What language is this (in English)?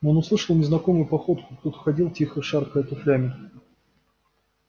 Russian